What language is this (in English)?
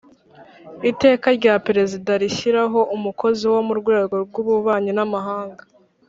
Kinyarwanda